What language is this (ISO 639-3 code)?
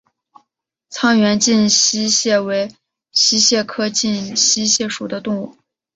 zho